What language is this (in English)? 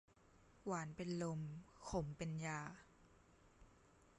Thai